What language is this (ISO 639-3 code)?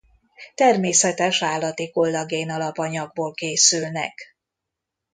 hun